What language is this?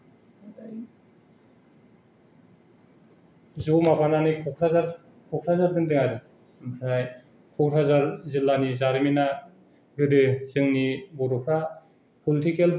Bodo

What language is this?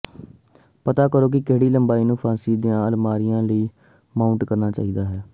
Punjabi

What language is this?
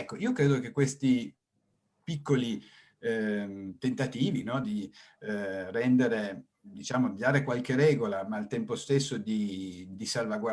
Italian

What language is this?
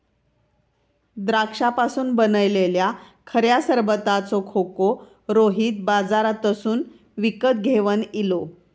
Marathi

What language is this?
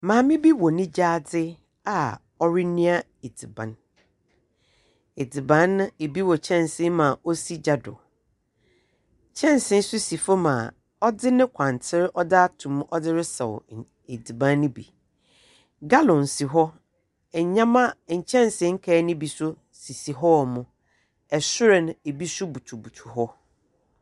Akan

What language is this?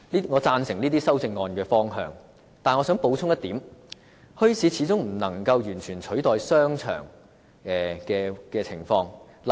Cantonese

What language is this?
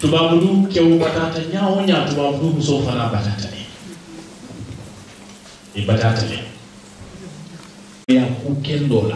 Arabic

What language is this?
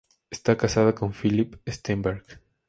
Spanish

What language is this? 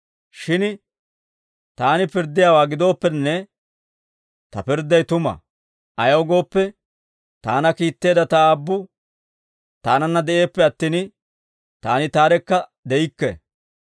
Dawro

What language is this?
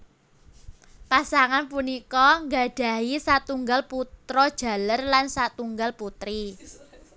Javanese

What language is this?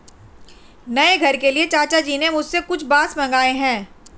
Hindi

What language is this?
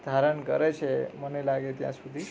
Gujarati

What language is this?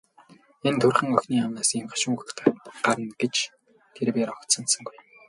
Mongolian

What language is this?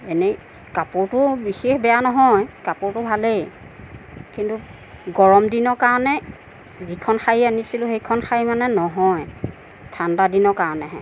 Assamese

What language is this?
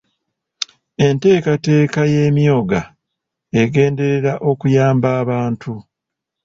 Ganda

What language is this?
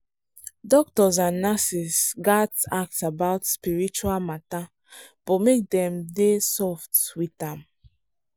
Nigerian Pidgin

